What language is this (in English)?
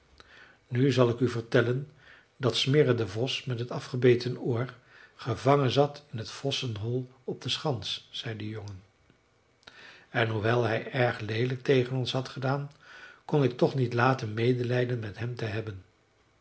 Dutch